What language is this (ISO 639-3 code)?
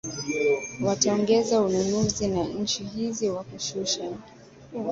swa